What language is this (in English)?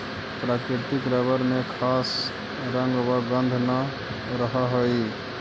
Magahi